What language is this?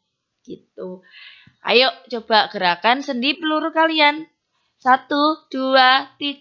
Indonesian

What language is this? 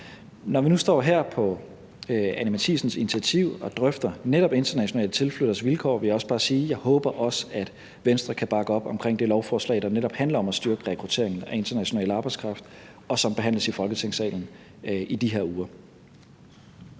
Danish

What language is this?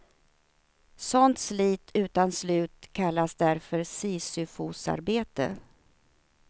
Swedish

